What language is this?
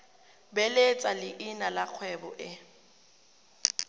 Tswana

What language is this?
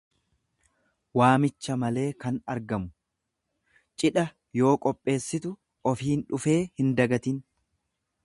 Oromo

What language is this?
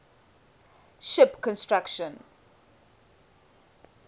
English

